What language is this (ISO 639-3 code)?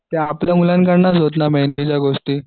mar